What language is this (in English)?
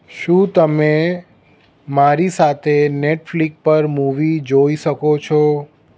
Gujarati